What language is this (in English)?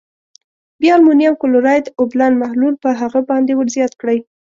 Pashto